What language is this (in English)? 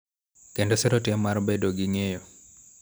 Luo (Kenya and Tanzania)